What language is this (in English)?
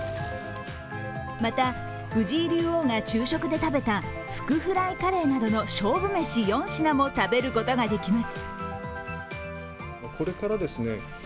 Japanese